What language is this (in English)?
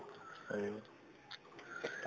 Assamese